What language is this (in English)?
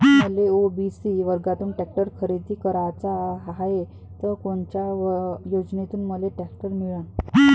Marathi